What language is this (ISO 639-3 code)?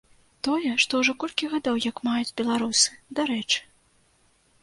bel